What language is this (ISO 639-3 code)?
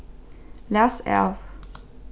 fao